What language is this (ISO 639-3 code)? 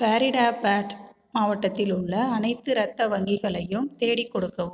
tam